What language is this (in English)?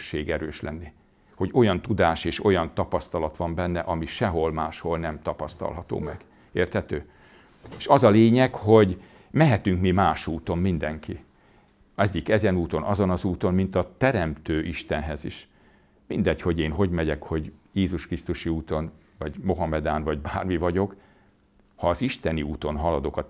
Hungarian